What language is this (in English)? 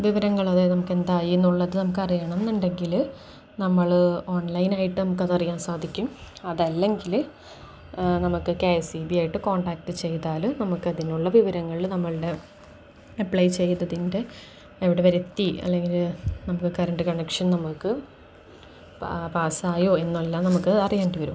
Malayalam